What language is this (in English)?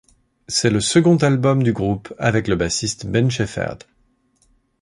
French